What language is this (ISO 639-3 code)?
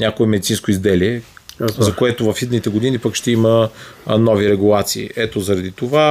bul